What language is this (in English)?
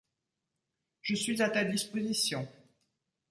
French